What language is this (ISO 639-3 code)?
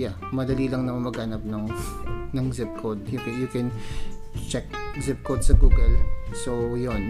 fil